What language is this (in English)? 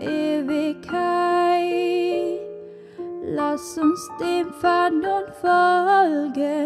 German